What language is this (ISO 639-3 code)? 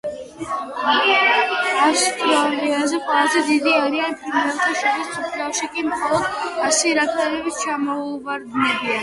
kat